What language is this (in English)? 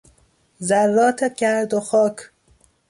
Persian